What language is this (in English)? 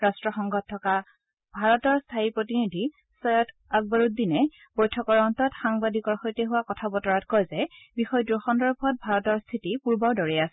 Assamese